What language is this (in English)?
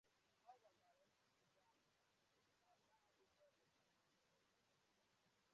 Igbo